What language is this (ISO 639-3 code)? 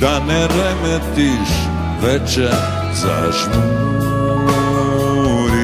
ron